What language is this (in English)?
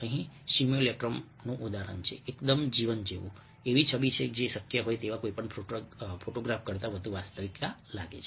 Gujarati